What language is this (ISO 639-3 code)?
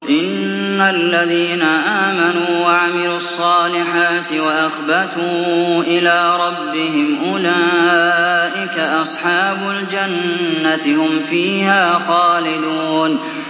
ara